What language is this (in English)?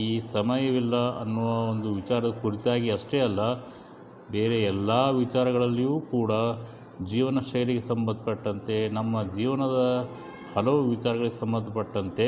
Kannada